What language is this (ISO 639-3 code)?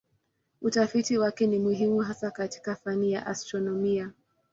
swa